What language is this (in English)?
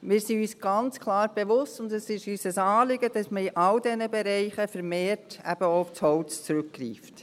Swiss German